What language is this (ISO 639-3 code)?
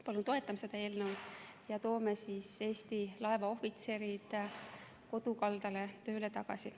est